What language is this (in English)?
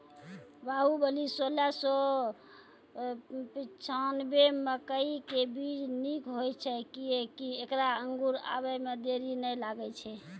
Maithili